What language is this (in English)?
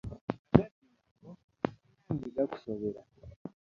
Ganda